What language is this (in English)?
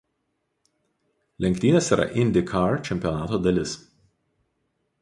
Lithuanian